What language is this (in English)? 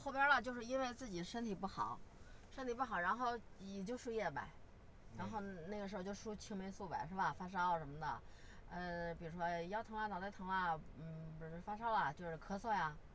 Chinese